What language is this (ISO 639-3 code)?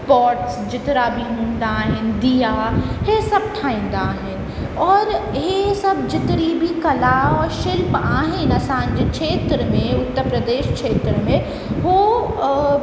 snd